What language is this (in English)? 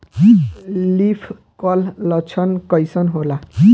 Bhojpuri